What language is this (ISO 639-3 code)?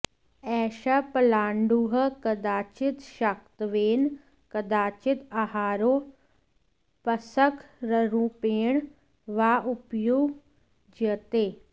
san